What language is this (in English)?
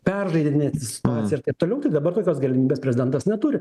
Lithuanian